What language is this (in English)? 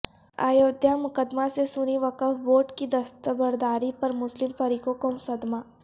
Urdu